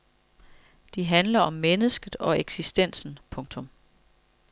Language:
Danish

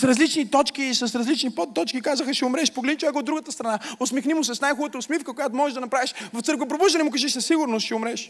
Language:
Bulgarian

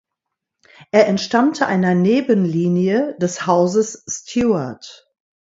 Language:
German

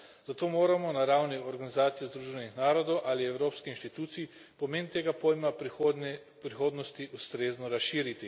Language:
Slovenian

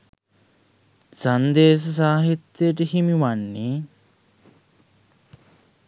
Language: Sinhala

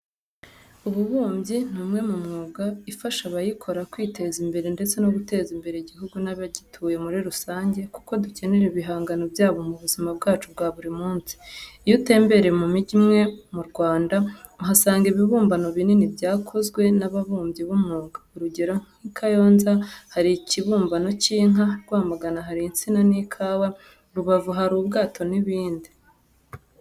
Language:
Kinyarwanda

